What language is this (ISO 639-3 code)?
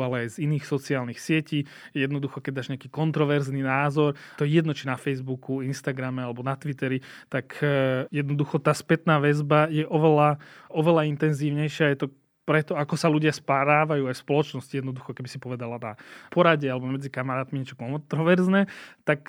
slk